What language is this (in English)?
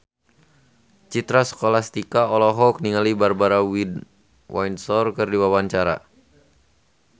Sundanese